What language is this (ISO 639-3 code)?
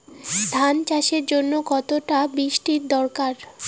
ben